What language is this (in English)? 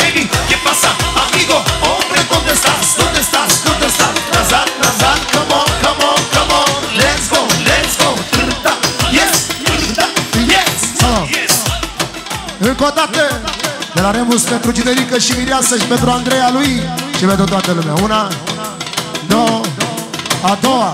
Romanian